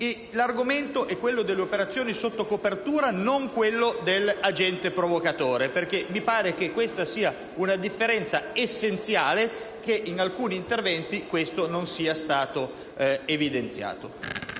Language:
Italian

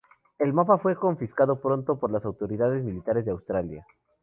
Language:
Spanish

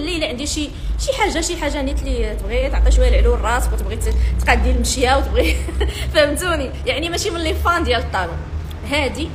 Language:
Arabic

